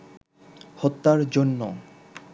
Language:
Bangla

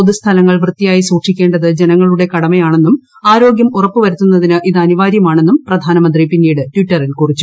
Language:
Malayalam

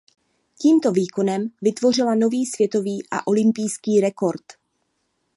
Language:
Czech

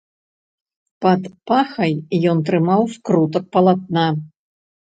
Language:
Belarusian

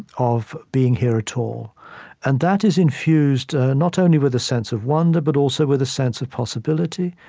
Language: English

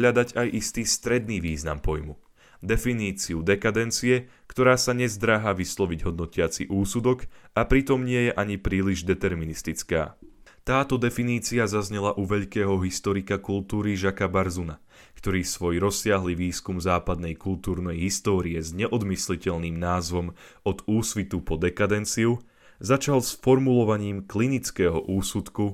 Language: Slovak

